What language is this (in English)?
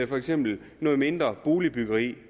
Danish